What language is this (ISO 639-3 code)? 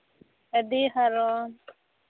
sat